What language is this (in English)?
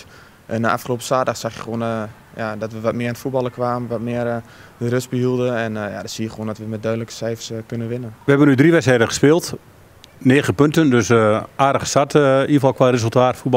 Dutch